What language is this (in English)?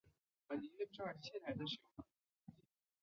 Chinese